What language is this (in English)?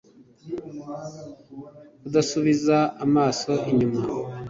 Kinyarwanda